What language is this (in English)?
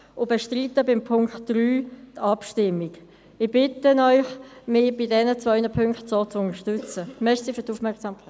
Swiss German